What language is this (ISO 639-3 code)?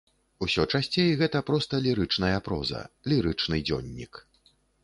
bel